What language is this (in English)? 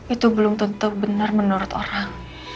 Indonesian